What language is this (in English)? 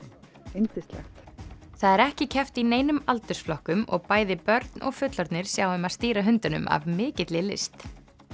Icelandic